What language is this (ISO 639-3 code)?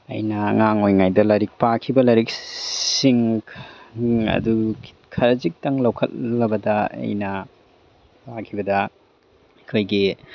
mni